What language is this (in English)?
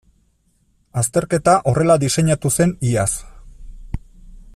Basque